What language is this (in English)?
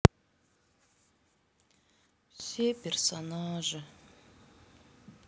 Russian